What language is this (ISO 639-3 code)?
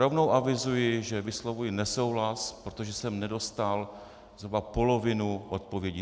ces